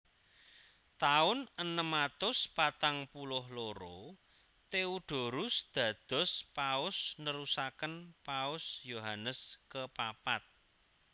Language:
Javanese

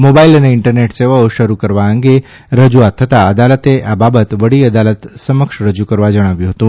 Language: Gujarati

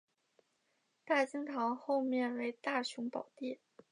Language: Chinese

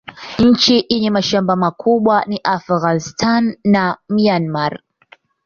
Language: Swahili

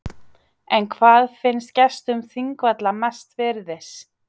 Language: Icelandic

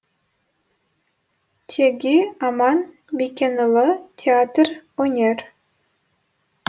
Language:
Kazakh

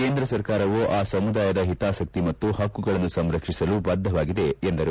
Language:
Kannada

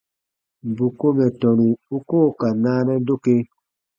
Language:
Baatonum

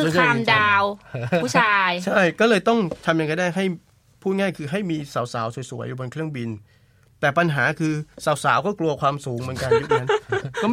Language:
Thai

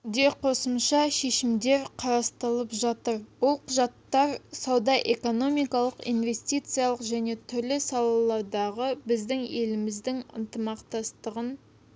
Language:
Kazakh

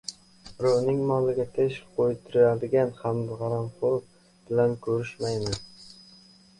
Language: Uzbek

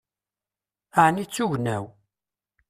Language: Kabyle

